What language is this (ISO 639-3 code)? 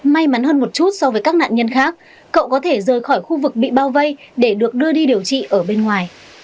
vie